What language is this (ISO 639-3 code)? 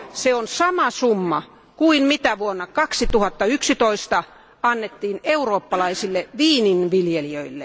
fin